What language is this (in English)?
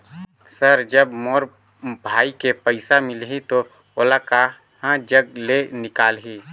Chhattisgarhi